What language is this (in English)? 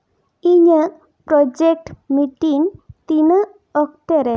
Santali